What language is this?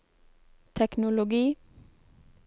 Norwegian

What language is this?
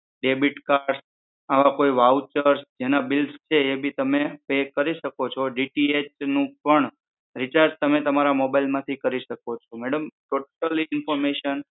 Gujarati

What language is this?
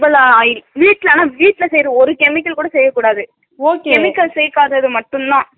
Tamil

